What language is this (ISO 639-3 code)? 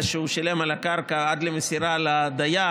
heb